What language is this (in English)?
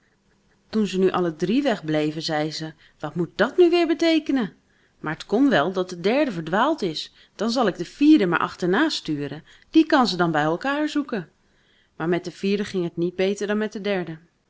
Dutch